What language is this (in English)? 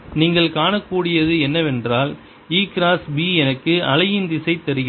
Tamil